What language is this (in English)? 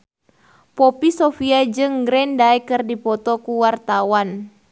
Sundanese